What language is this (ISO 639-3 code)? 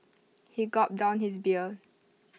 eng